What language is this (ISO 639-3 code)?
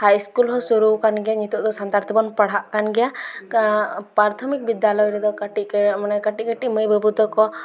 sat